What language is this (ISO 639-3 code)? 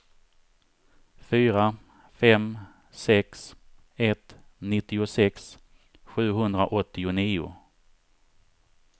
swe